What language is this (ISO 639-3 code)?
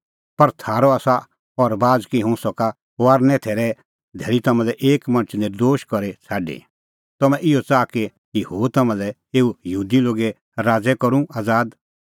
kfx